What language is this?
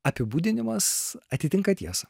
Lithuanian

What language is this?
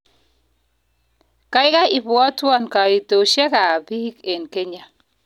Kalenjin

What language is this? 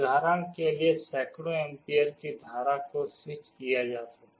Hindi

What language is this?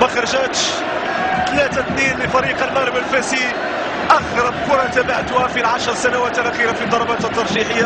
Arabic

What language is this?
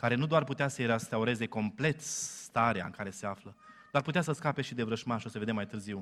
Romanian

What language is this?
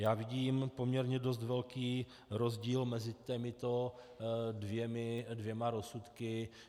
Czech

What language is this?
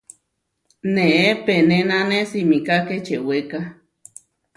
Huarijio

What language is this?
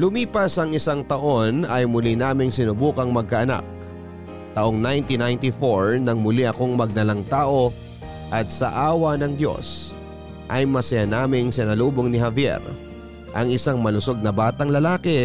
Filipino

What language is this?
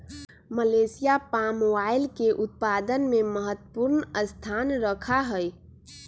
Magahi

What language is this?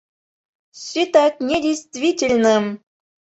Mari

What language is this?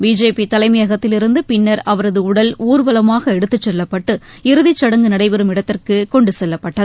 Tamil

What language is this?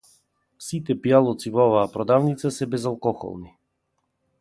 Macedonian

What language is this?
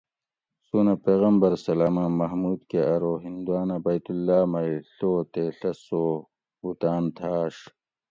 Gawri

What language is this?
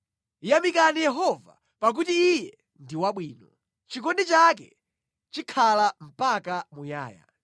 Nyanja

